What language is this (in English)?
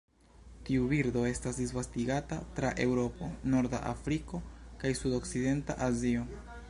Esperanto